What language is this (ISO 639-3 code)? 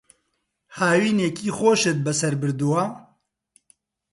ckb